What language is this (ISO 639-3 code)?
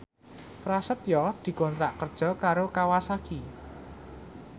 jav